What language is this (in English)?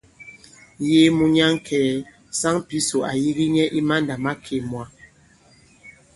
Bankon